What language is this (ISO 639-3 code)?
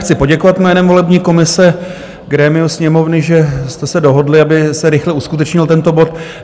ces